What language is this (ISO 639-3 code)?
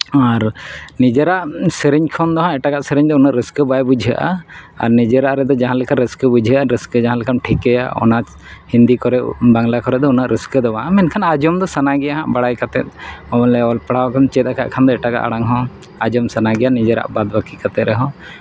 sat